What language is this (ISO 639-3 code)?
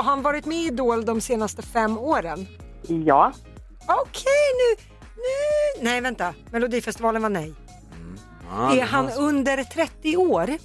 swe